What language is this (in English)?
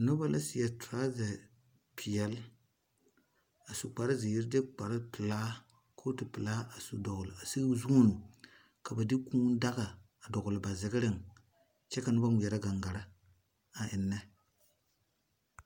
Southern Dagaare